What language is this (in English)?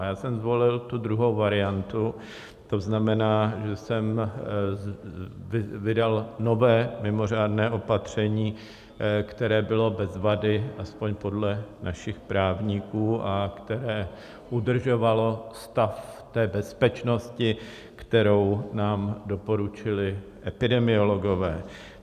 Czech